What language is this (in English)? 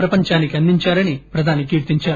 Telugu